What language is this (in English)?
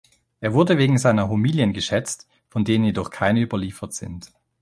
German